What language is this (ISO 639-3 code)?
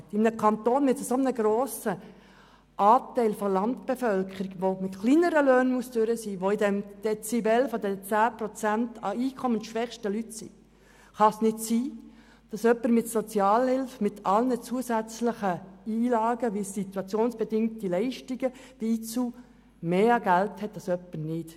gsw